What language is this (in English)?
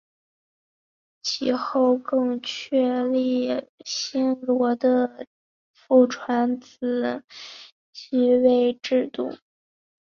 Chinese